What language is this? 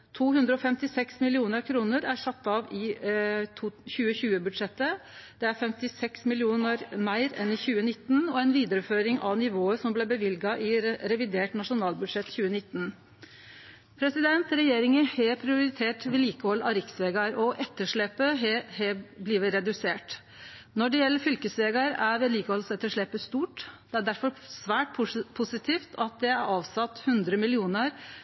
Norwegian Nynorsk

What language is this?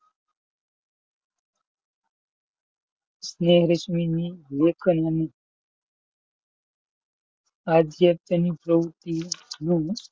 Gujarati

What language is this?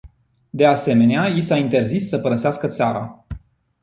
Romanian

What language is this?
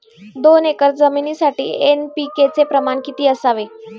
Marathi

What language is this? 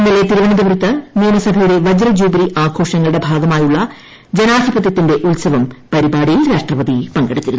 Malayalam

